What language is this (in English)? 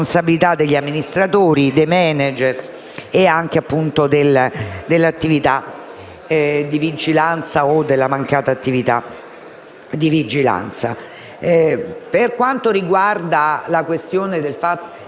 Italian